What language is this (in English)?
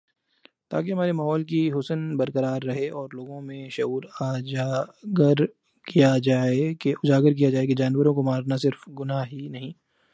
Urdu